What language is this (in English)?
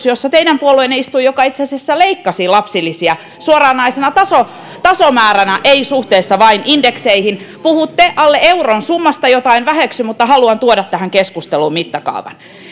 Finnish